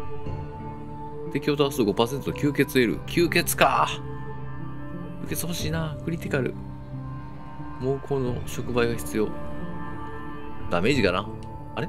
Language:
Japanese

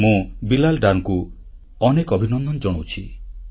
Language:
Odia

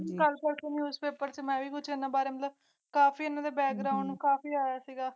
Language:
Punjabi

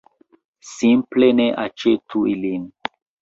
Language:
Esperanto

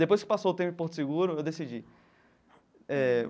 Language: Portuguese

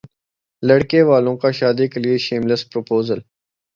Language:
Urdu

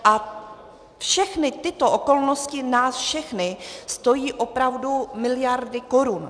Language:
Czech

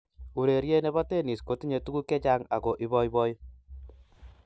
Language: Kalenjin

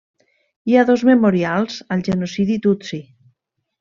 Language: Catalan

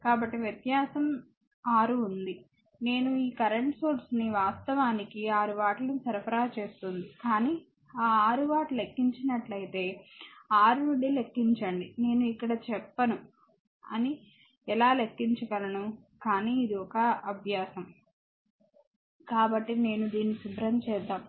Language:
Telugu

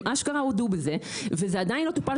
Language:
Hebrew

